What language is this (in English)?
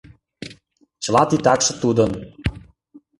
Mari